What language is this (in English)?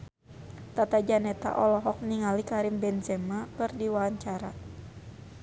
Sundanese